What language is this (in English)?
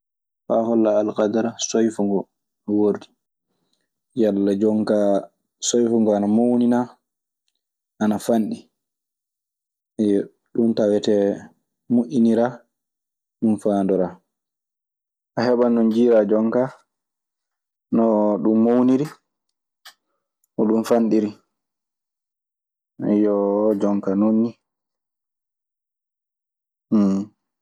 Maasina Fulfulde